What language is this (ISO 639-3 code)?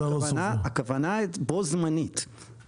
heb